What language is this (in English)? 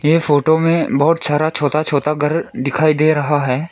Hindi